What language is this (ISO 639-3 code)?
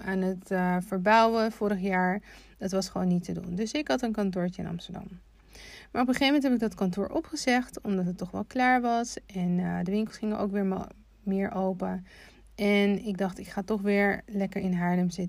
nld